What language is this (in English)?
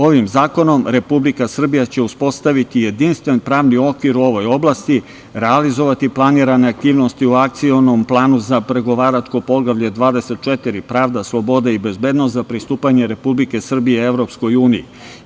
Serbian